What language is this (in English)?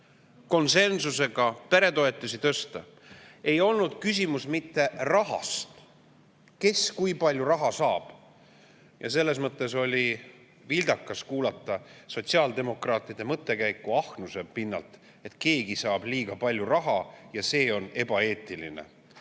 Estonian